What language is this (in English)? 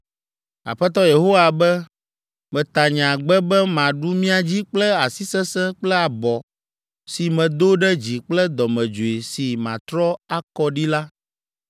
Ewe